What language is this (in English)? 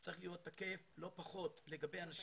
Hebrew